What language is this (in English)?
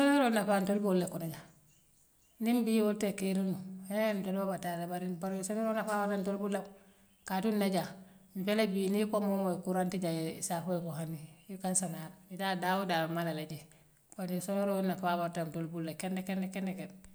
Western Maninkakan